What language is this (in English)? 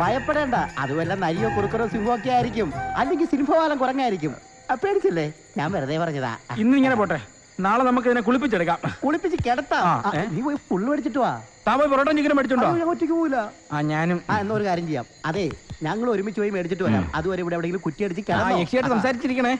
Malayalam